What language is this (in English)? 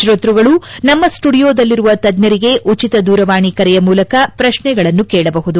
Kannada